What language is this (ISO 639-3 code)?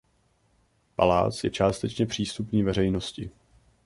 ces